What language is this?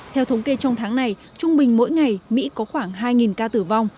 Vietnamese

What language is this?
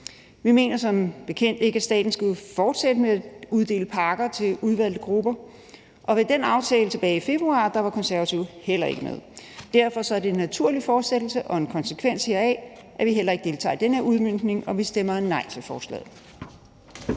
Danish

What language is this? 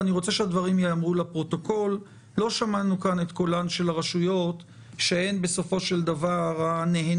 Hebrew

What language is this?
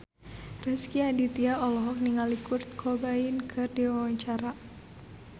Sundanese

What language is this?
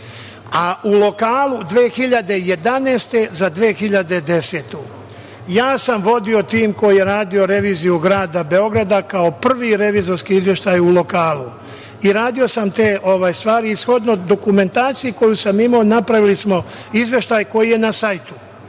Serbian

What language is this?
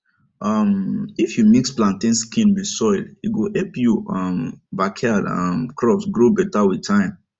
Nigerian Pidgin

